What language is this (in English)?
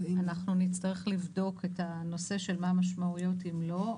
Hebrew